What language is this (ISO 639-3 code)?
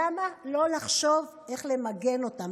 heb